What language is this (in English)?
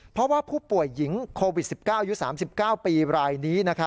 Thai